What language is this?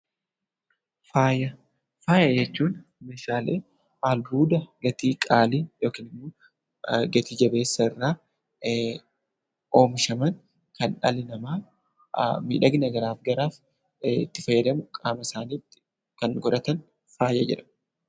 Oromo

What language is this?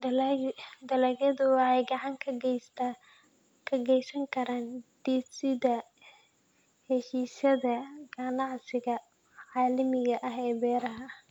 Somali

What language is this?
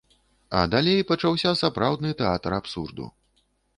Belarusian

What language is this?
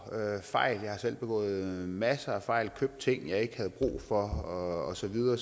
Danish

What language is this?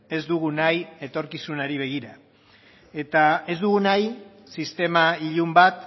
Basque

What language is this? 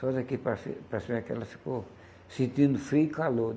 Portuguese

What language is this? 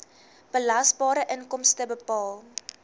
Afrikaans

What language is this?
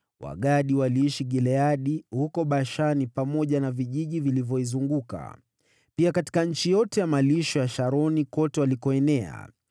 Swahili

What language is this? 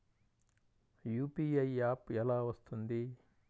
Telugu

